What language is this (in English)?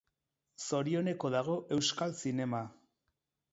Basque